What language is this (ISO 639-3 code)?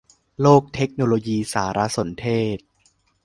tha